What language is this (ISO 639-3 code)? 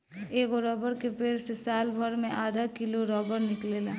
bho